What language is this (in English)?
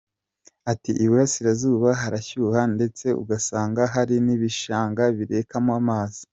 Kinyarwanda